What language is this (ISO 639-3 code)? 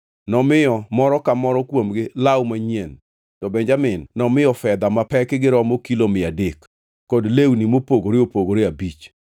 luo